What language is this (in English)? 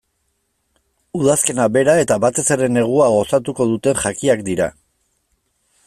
Basque